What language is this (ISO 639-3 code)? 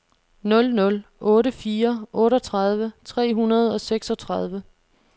dan